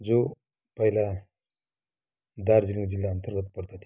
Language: Nepali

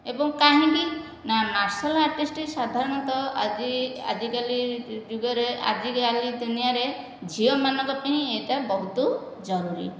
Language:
Odia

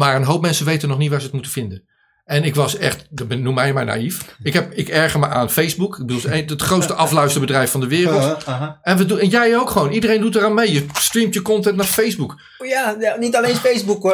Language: Dutch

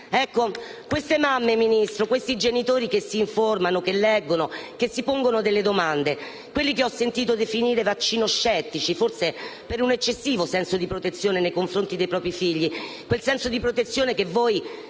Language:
Italian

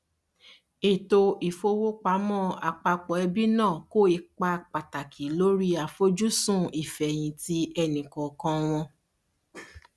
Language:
Yoruba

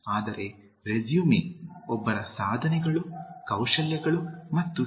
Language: Kannada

